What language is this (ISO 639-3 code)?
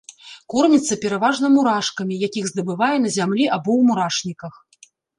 bel